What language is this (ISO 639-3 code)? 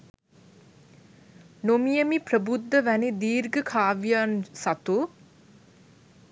sin